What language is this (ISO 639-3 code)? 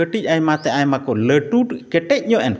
sat